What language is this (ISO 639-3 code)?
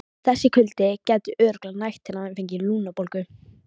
isl